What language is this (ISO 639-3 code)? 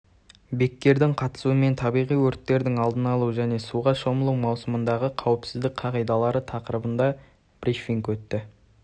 kaz